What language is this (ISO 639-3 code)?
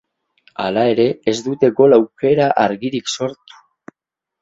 eus